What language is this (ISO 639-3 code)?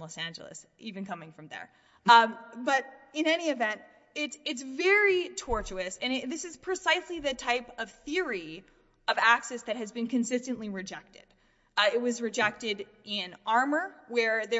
eng